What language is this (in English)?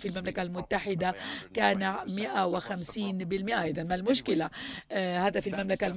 Arabic